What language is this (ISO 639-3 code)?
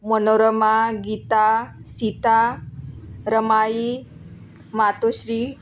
mar